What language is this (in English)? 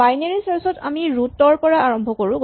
Assamese